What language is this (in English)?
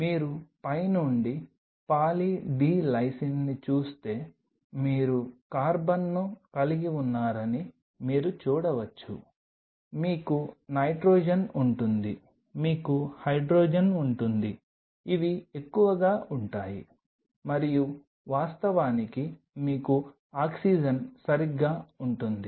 Telugu